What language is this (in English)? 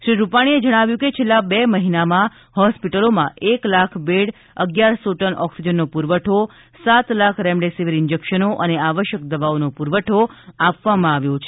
Gujarati